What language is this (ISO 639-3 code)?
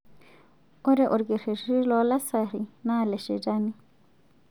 mas